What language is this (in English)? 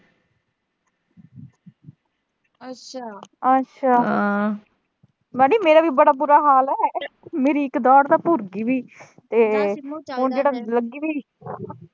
Punjabi